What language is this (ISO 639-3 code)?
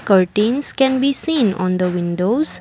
eng